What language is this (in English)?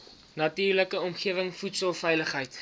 Afrikaans